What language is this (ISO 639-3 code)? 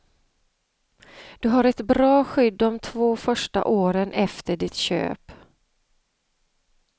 swe